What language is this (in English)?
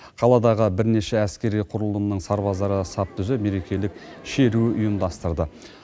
Kazakh